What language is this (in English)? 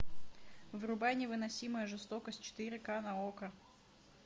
Russian